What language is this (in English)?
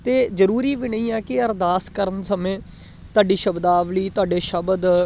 Punjabi